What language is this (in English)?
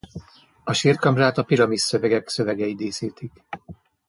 Hungarian